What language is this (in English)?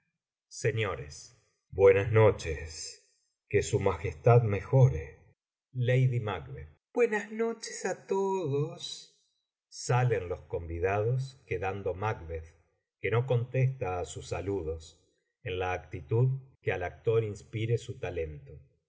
Spanish